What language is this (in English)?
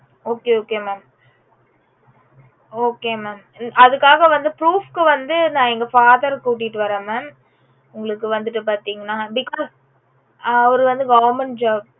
Tamil